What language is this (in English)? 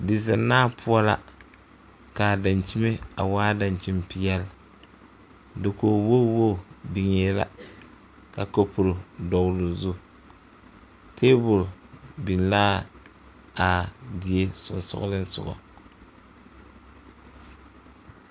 Southern Dagaare